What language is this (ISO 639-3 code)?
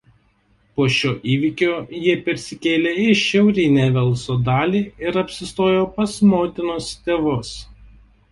lit